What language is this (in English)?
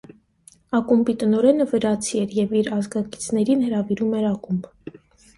Armenian